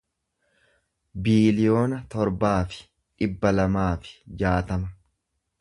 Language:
Oromo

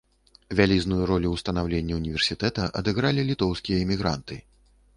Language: Belarusian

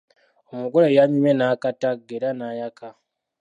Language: Ganda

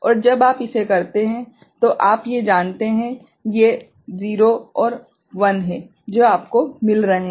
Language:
Hindi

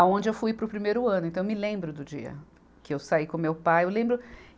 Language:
Portuguese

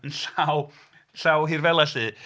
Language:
Welsh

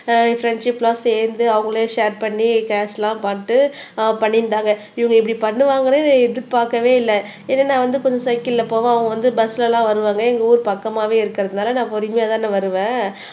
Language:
Tamil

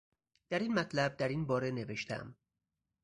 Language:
Persian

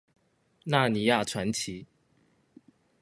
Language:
Chinese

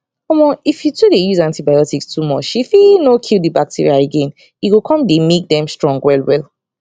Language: Nigerian Pidgin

